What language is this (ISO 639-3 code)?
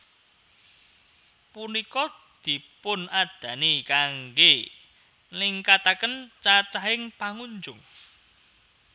jav